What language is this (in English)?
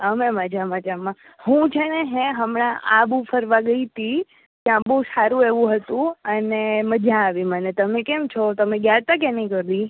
Gujarati